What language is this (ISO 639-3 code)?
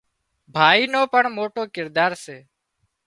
kxp